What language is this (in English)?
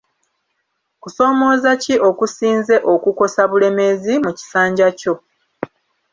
Ganda